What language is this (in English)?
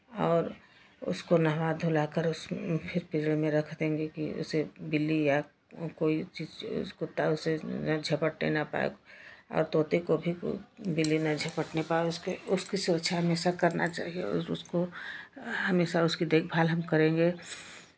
Hindi